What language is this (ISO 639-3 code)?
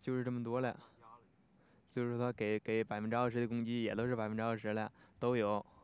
zho